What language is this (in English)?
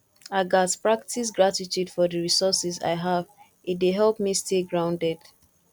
Nigerian Pidgin